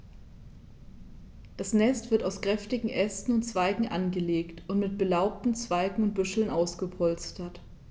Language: German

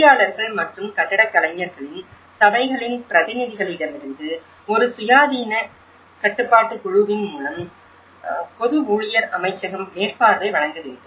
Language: Tamil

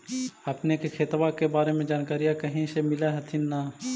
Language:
Magahi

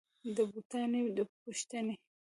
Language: Pashto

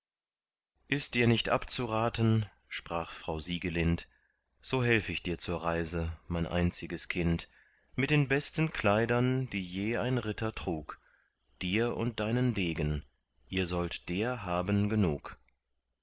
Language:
German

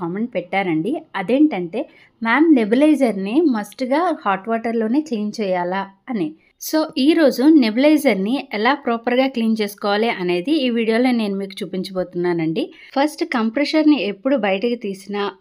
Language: Telugu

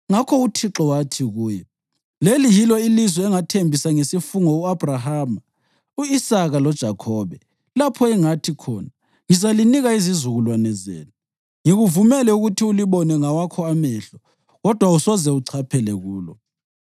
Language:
North Ndebele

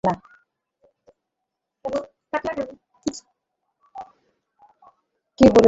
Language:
Bangla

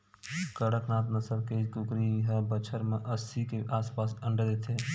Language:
Chhattisgarhi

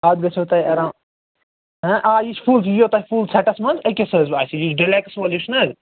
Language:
Kashmiri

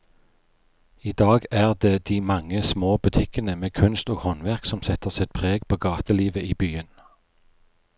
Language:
Norwegian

